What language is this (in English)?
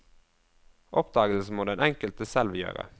Norwegian